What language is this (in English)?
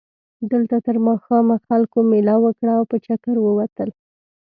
Pashto